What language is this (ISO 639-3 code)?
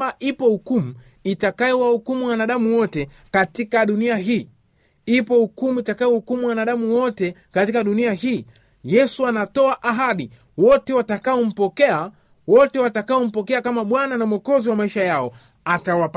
swa